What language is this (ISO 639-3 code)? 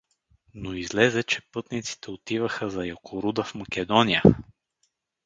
bul